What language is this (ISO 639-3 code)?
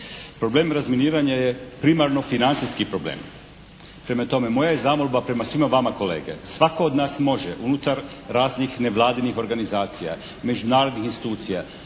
hrv